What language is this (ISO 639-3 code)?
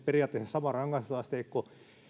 fin